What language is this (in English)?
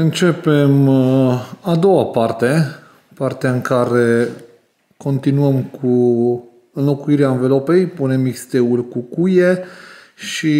Romanian